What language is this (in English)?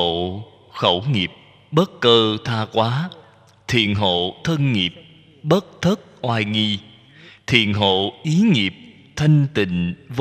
Vietnamese